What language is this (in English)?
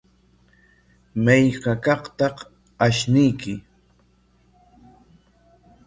Corongo Ancash Quechua